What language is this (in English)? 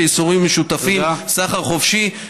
Hebrew